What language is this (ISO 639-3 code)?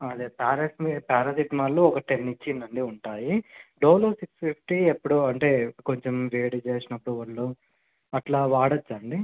tel